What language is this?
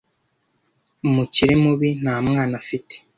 Kinyarwanda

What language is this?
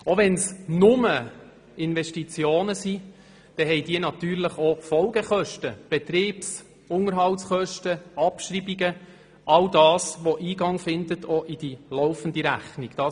Swiss German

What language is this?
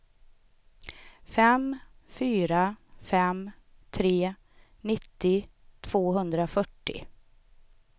Swedish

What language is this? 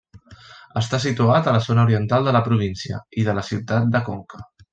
Catalan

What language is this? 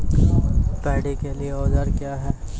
Maithili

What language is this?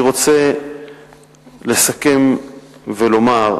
Hebrew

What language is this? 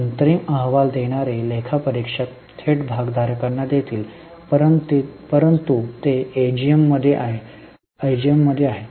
Marathi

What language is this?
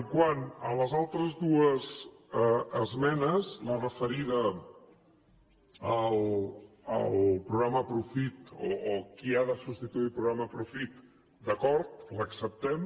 Catalan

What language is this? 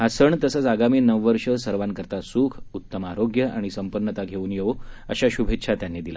Marathi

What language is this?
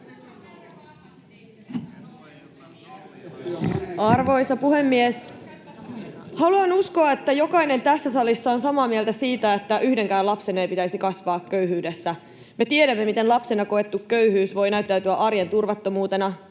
Finnish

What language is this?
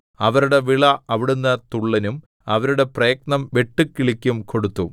Malayalam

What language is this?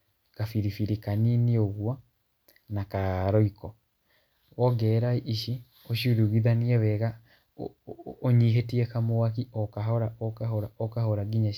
Kikuyu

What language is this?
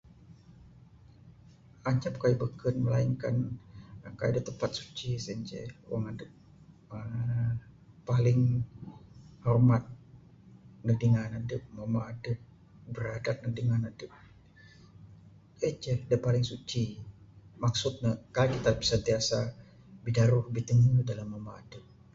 Bukar-Sadung Bidayuh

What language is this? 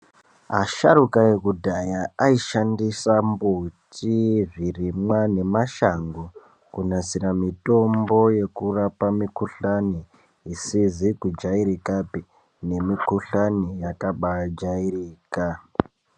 Ndau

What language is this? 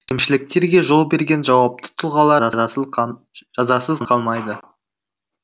Kazakh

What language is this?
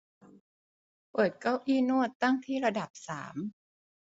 Thai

